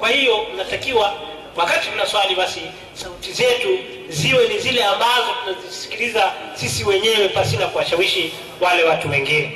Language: Swahili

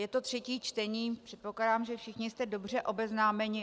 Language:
Czech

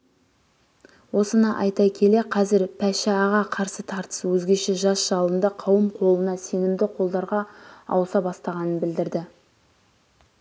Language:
Kazakh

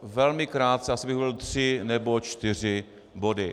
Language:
Czech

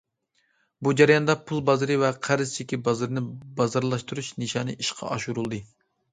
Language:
Uyghur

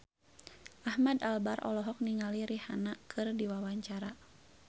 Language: Sundanese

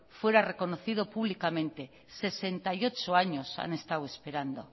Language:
Spanish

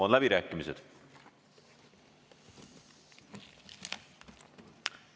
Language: Estonian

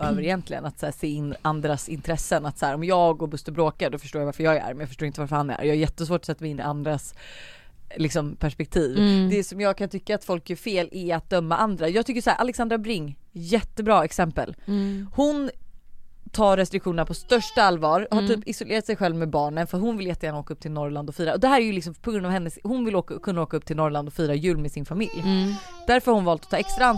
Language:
Swedish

